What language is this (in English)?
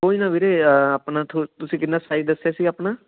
Punjabi